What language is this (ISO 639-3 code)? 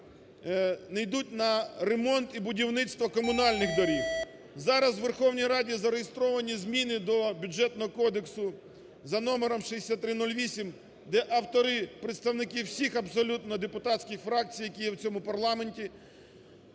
ukr